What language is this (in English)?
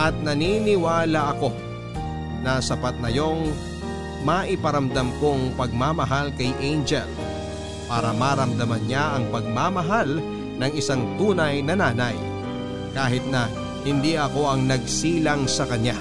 Filipino